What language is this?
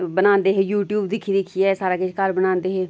Dogri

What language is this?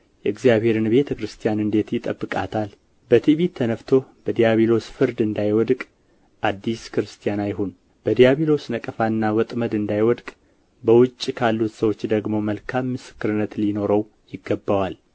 Amharic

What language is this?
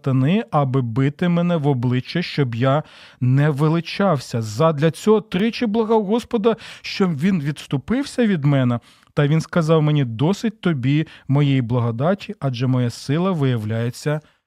Ukrainian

